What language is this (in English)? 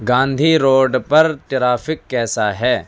Urdu